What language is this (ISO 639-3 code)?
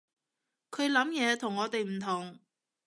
yue